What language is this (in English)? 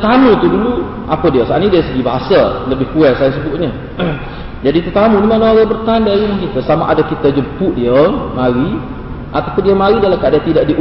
Malay